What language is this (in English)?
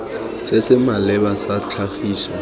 Tswana